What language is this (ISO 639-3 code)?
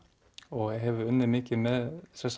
isl